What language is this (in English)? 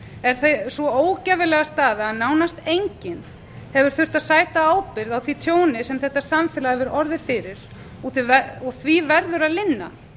Icelandic